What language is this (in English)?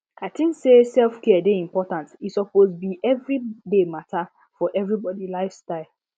Nigerian Pidgin